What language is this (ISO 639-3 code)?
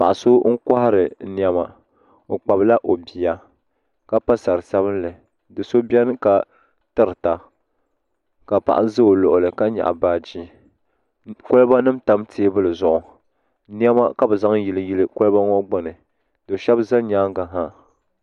dag